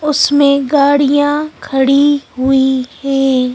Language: Hindi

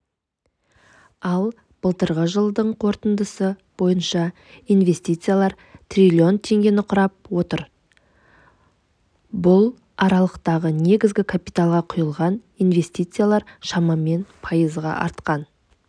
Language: Kazakh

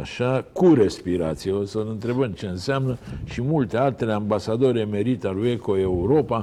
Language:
Romanian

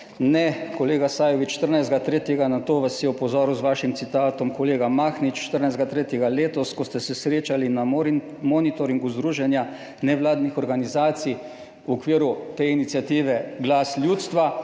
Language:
Slovenian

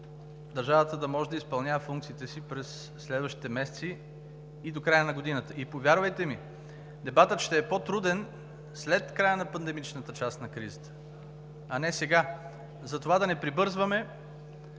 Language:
Bulgarian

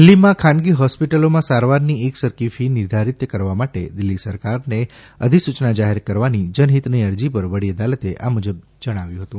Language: Gujarati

